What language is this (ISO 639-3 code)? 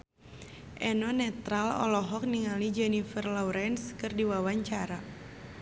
sun